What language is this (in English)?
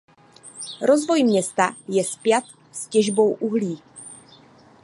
Czech